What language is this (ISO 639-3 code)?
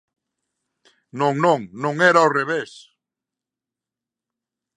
glg